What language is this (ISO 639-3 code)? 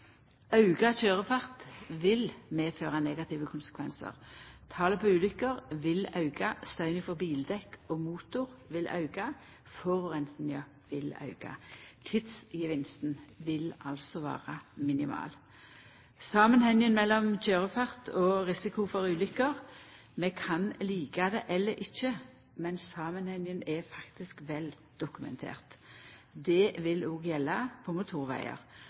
nno